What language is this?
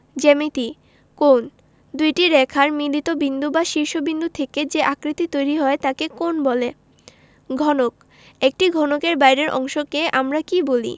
Bangla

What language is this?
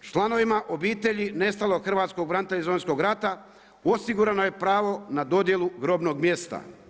Croatian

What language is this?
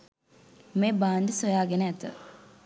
Sinhala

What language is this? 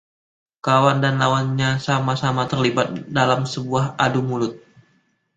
Indonesian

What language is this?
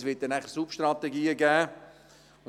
Swiss German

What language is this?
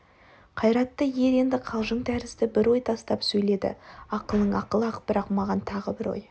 Kazakh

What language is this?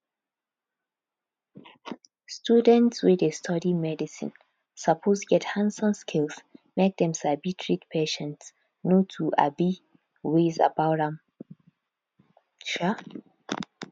Nigerian Pidgin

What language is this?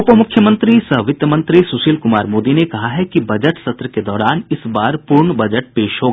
Hindi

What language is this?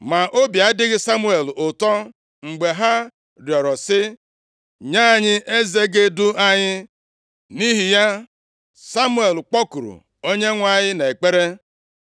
Igbo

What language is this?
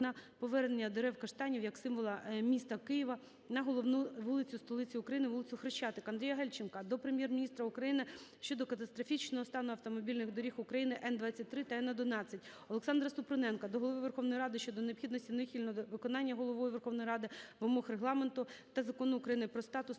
Ukrainian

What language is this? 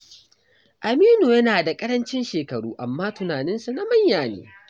Hausa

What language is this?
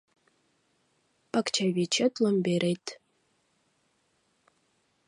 Mari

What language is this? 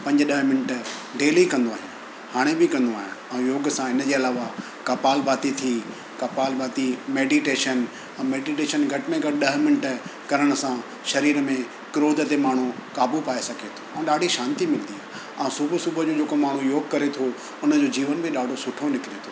Sindhi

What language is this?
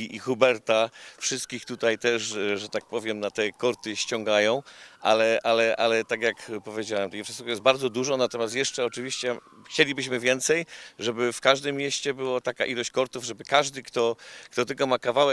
Polish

